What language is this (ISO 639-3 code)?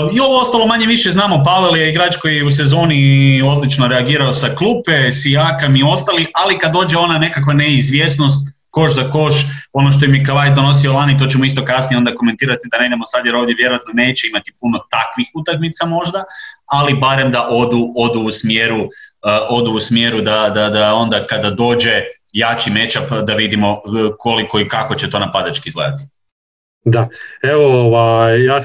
hrv